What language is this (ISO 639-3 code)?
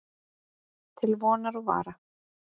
isl